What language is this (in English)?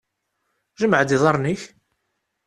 Kabyle